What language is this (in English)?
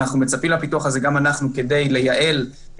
Hebrew